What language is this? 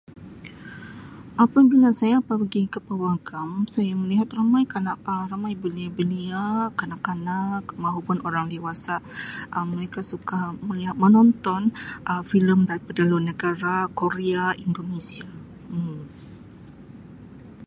Sabah Malay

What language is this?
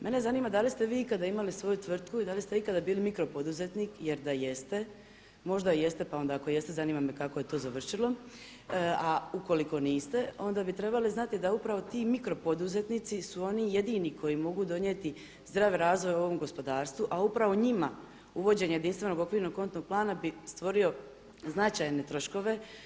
Croatian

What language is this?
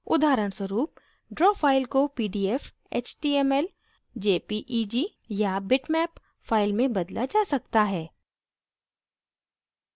Hindi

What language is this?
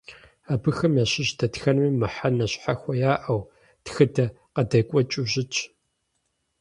Kabardian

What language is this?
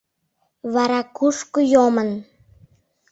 Mari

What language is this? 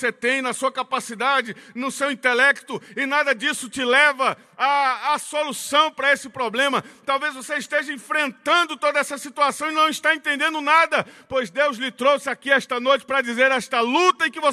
Portuguese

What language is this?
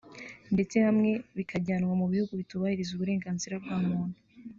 Kinyarwanda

